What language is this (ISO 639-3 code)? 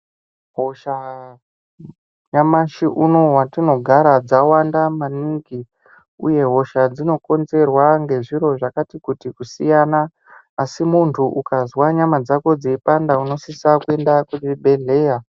ndc